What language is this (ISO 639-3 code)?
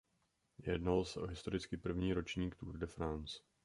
ces